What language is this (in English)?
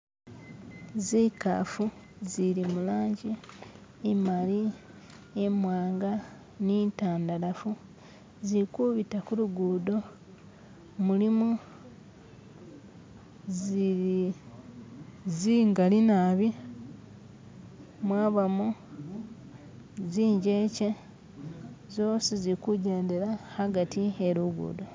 Masaaba